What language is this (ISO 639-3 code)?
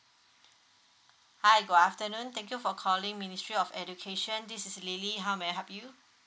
eng